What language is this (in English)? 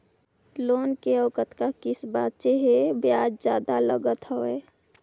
Chhattisgarhi